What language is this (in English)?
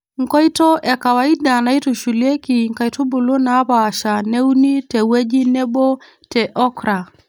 Masai